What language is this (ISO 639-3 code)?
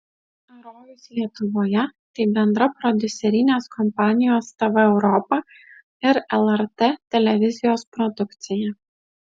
lit